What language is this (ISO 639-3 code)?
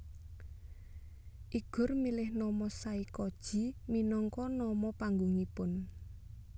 jav